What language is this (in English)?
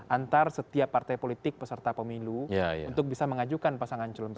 Indonesian